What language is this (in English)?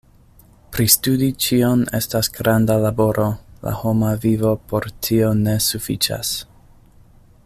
Esperanto